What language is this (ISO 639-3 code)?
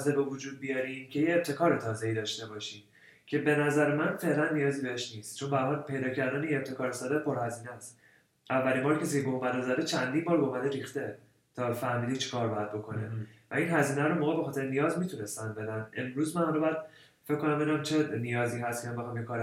fas